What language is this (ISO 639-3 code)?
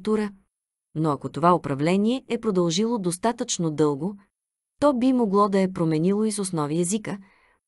bul